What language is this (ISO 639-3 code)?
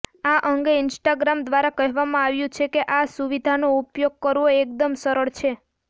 guj